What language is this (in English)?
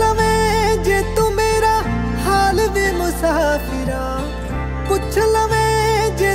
Hindi